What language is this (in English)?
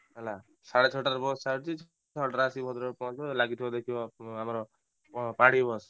Odia